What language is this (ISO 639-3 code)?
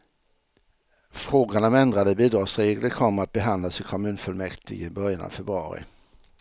swe